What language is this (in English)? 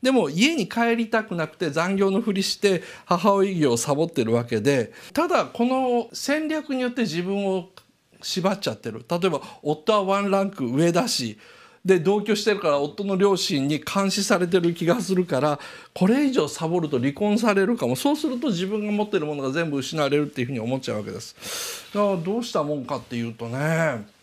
Japanese